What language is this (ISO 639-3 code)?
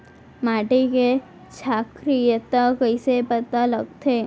hne